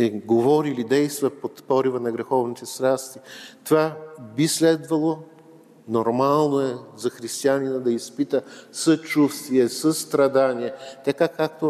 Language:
Bulgarian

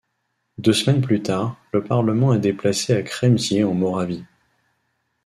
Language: French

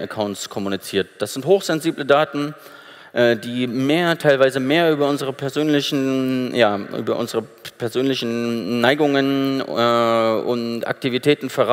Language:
German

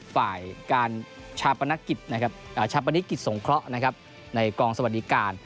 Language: Thai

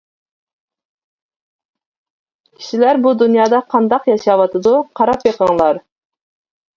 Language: Uyghur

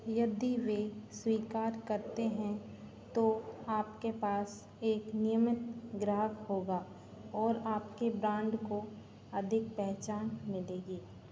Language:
Hindi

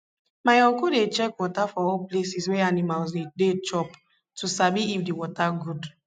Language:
Nigerian Pidgin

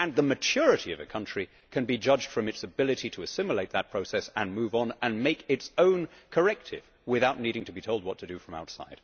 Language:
English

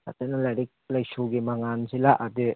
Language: Manipuri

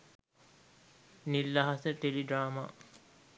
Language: Sinhala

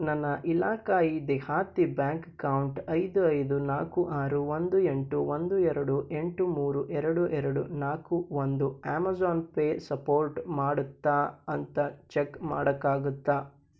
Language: Kannada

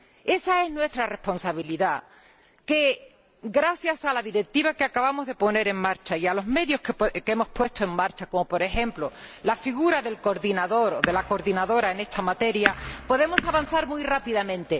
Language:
Spanish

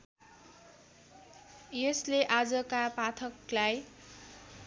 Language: Nepali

